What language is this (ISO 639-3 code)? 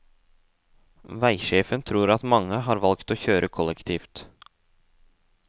nor